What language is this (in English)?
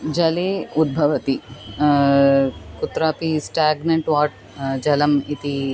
Sanskrit